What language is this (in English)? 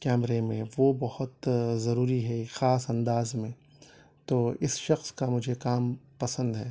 Urdu